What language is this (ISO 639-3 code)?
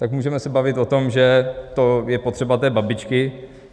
ces